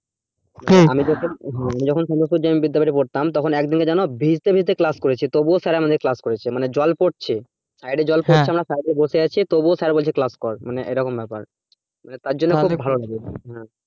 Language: Bangla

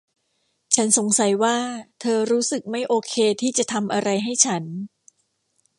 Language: Thai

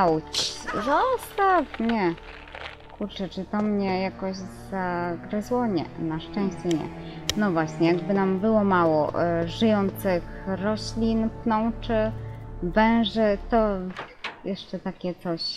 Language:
Polish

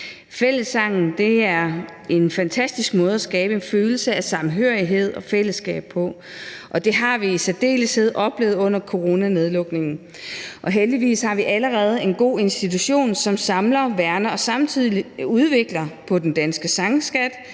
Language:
Danish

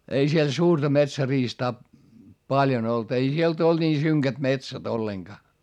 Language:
Finnish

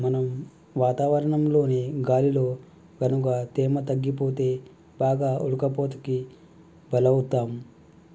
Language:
Telugu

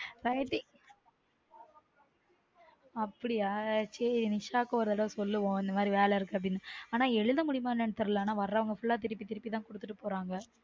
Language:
Tamil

